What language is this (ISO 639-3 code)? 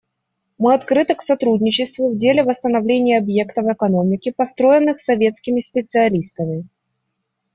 rus